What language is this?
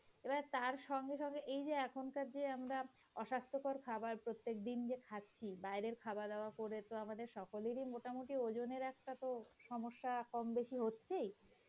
Bangla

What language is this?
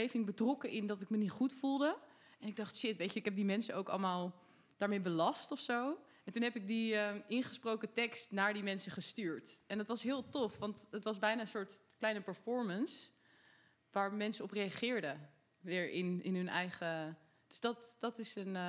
Dutch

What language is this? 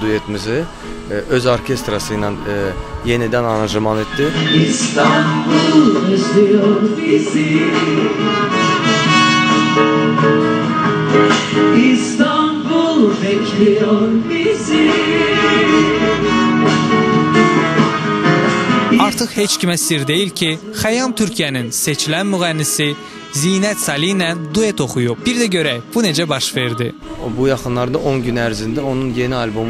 Turkish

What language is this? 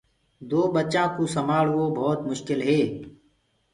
Gurgula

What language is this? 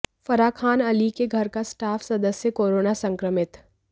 Hindi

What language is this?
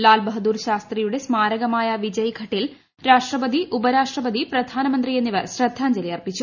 Malayalam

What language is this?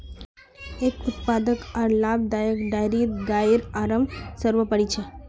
Magahi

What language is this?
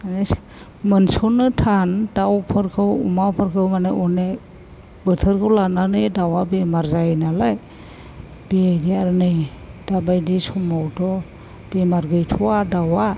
Bodo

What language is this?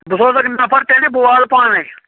Kashmiri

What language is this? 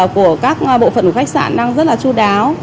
Vietnamese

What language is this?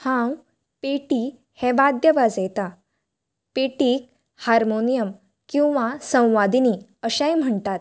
Konkani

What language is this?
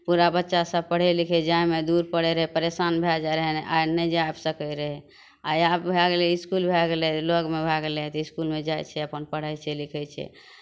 Maithili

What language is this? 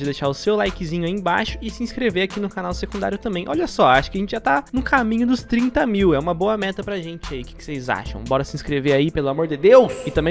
Portuguese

